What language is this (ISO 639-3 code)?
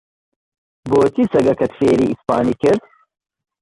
ckb